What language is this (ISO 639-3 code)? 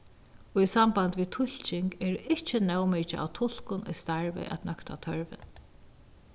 fao